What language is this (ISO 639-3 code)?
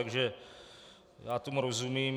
ces